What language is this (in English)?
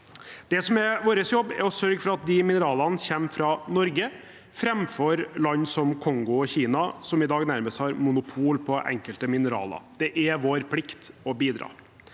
Norwegian